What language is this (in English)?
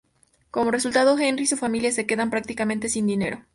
Spanish